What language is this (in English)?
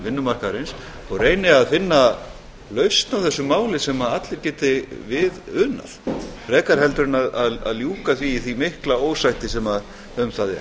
Icelandic